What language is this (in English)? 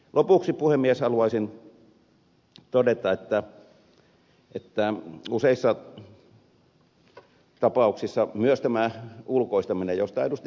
Finnish